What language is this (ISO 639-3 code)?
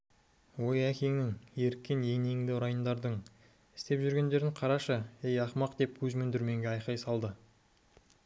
kaz